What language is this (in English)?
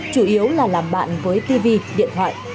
Vietnamese